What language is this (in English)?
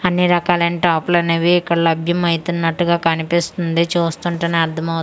Telugu